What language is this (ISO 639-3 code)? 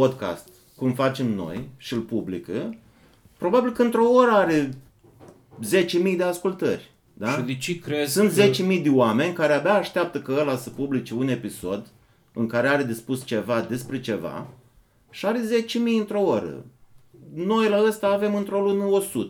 ron